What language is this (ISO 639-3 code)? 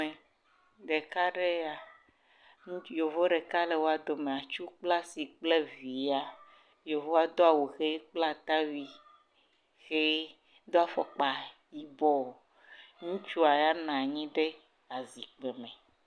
ewe